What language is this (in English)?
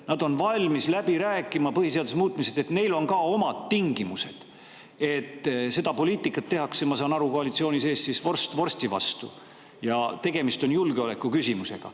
Estonian